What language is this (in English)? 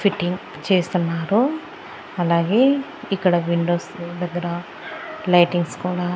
Telugu